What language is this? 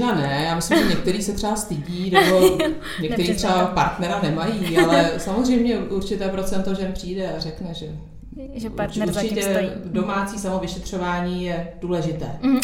Czech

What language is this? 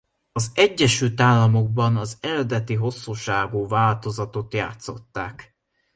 Hungarian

